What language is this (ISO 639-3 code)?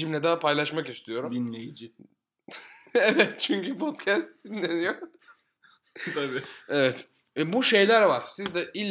tur